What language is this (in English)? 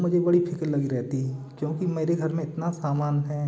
Hindi